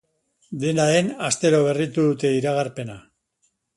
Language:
Basque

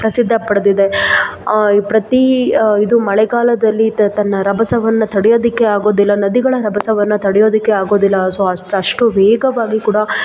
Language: Kannada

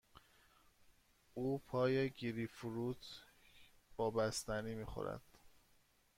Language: Persian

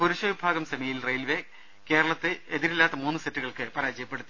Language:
Malayalam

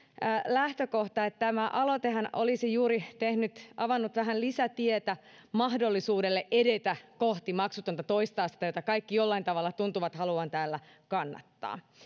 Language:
Finnish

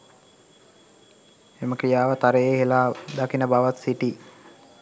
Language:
Sinhala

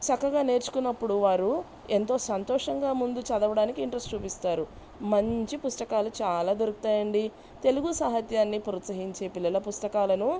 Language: Telugu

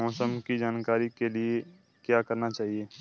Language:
Hindi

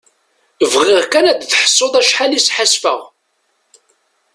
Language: Kabyle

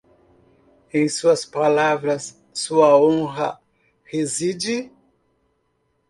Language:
Portuguese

